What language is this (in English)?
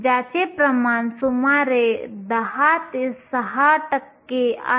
Marathi